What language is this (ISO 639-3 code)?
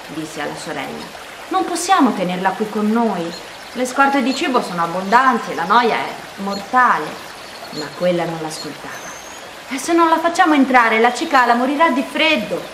ita